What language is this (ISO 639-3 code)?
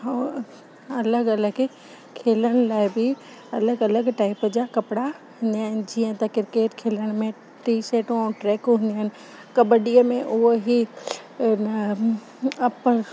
snd